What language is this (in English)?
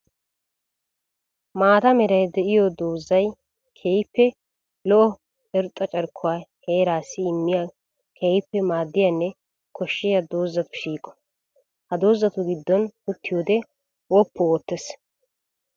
Wolaytta